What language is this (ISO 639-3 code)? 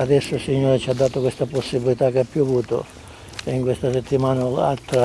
ita